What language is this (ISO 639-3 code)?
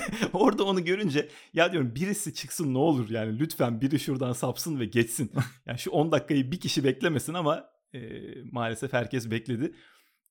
tur